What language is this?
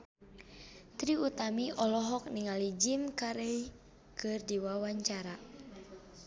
Sundanese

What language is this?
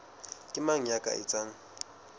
Southern Sotho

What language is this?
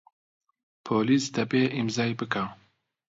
Central Kurdish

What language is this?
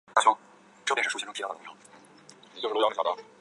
Chinese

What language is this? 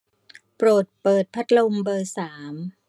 Thai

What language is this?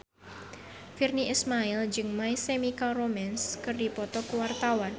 Sundanese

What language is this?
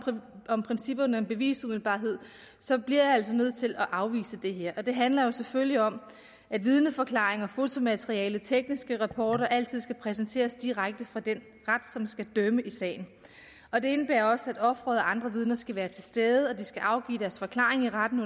Danish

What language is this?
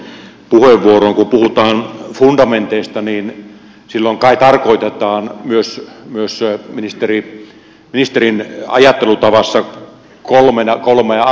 Finnish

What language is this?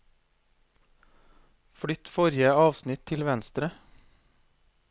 Norwegian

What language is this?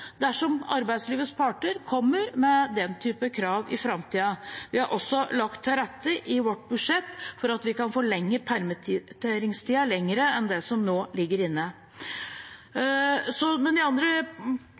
Norwegian Bokmål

